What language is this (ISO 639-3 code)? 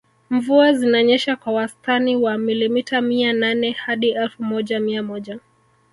swa